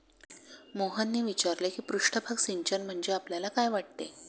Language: Marathi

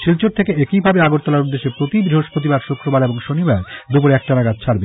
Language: Bangla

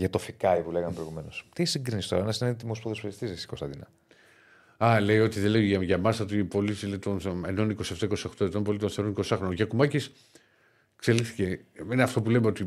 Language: Greek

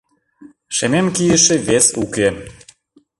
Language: Mari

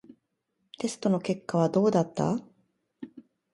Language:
Japanese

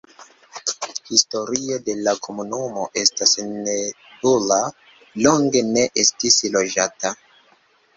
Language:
Esperanto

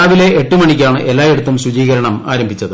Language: Malayalam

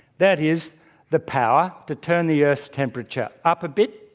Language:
English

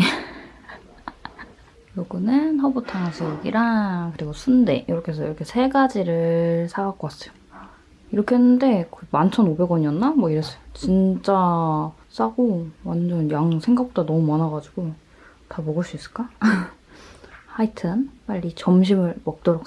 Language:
Korean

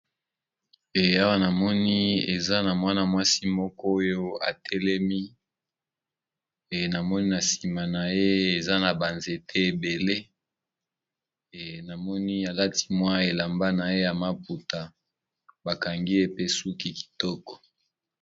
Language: Lingala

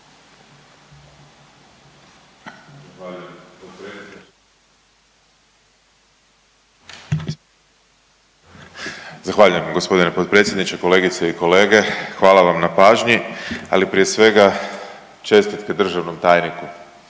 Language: Croatian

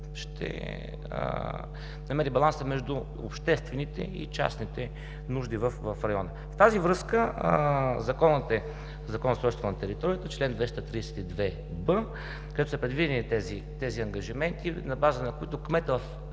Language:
Bulgarian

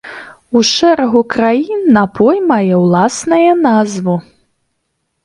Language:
Belarusian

